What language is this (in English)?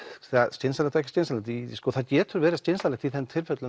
Icelandic